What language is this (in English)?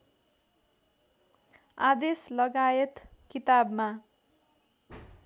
Nepali